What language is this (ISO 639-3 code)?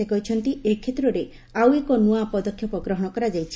ori